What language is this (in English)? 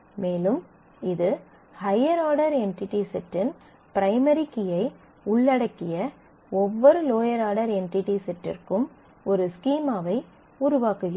Tamil